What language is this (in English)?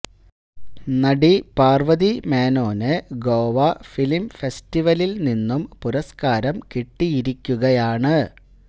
Malayalam